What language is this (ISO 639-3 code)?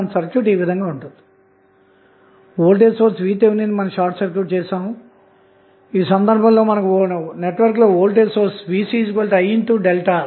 tel